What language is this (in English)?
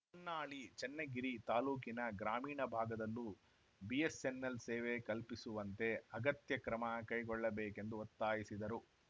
Kannada